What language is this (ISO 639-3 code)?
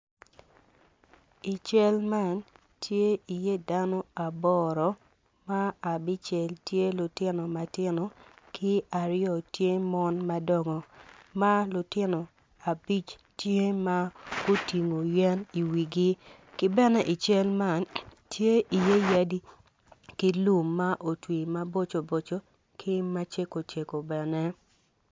ach